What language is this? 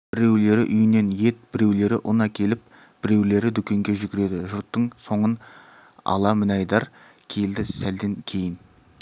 Kazakh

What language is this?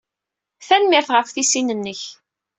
Kabyle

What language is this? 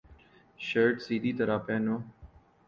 Urdu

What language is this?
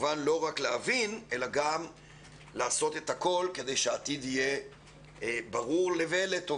Hebrew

